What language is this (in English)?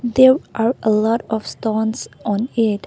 English